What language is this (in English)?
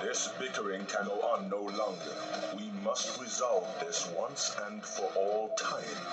English